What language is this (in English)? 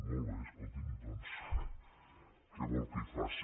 Catalan